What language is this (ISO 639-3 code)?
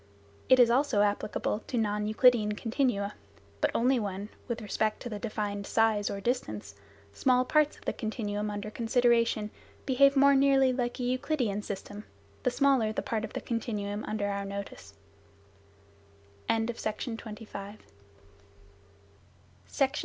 eng